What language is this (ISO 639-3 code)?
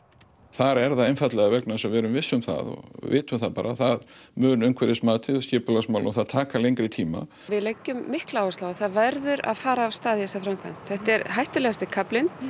isl